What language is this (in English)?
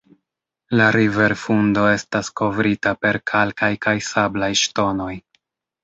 Esperanto